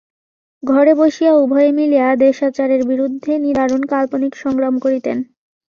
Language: Bangla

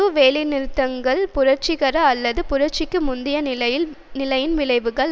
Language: Tamil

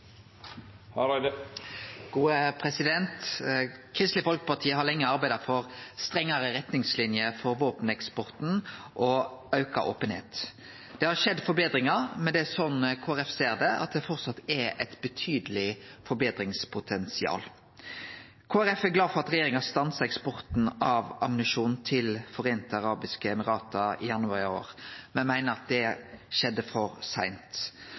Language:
Norwegian Nynorsk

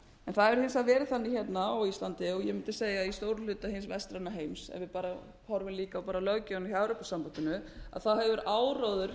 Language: Icelandic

